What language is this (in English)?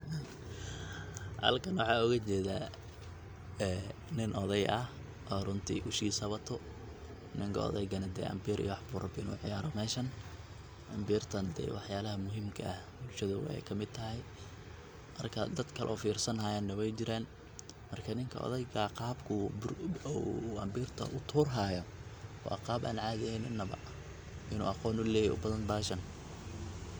Somali